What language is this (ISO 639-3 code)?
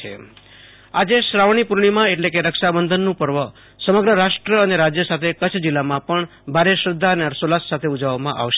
guj